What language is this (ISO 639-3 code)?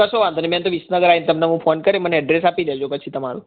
guj